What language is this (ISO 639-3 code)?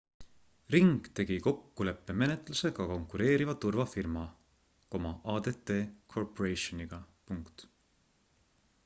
est